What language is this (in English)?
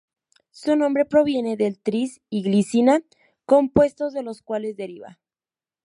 Spanish